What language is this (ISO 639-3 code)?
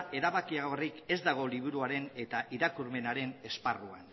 eus